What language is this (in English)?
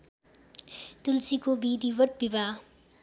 Nepali